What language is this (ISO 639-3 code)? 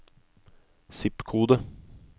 nor